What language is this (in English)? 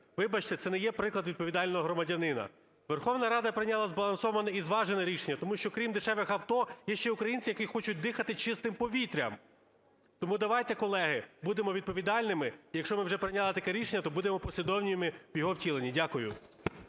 Ukrainian